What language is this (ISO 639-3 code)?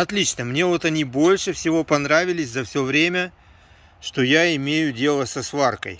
rus